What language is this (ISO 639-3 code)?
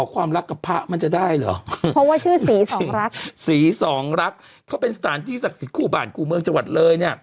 tha